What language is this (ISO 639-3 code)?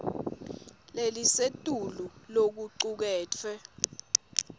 ssw